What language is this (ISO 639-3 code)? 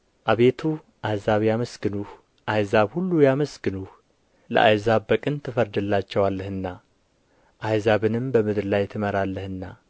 amh